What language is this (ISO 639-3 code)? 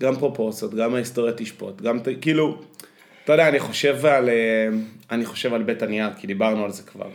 heb